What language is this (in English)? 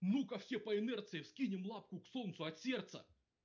Russian